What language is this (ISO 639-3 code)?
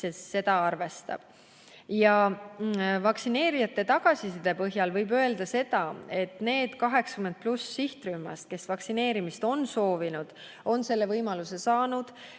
est